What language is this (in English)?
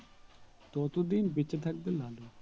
Bangla